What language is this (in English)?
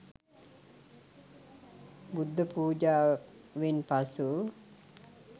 Sinhala